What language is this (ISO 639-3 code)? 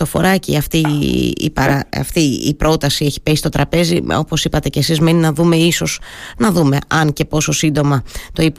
ell